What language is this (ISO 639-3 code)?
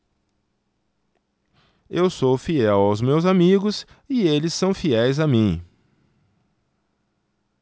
por